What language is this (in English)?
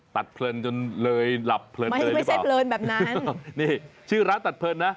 Thai